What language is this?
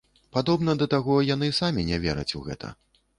Belarusian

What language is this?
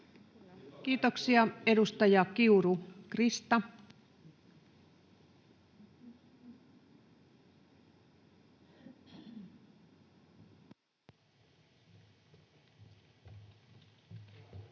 Finnish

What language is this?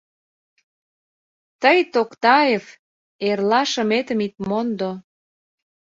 Mari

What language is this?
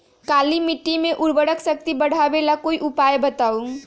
Magahi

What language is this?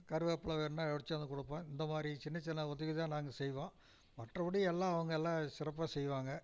Tamil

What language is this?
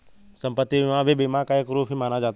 Hindi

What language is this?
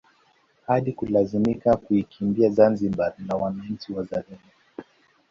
Swahili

